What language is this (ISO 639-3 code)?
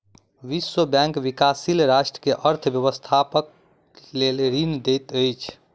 mai